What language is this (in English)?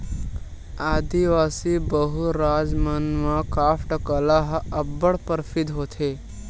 Chhattisgarhi